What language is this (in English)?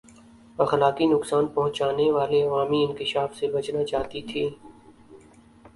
Urdu